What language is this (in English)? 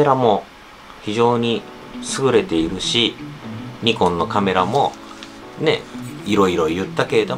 Japanese